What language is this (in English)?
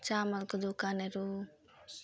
Nepali